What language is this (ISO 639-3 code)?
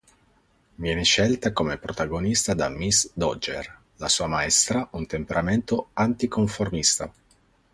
ita